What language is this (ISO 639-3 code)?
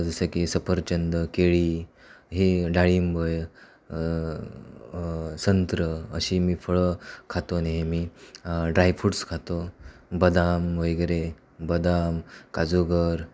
mar